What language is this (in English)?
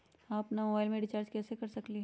Magahi